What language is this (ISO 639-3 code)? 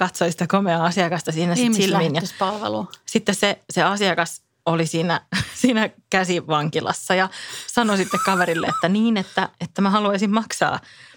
fin